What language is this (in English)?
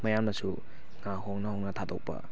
Manipuri